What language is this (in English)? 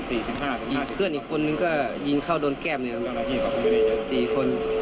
Thai